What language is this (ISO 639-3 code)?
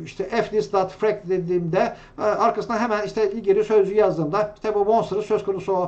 tur